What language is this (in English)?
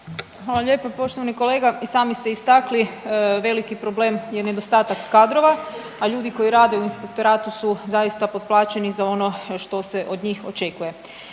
Croatian